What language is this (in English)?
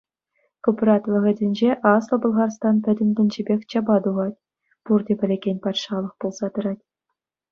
Chuvash